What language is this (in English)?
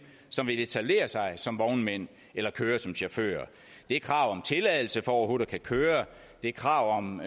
Danish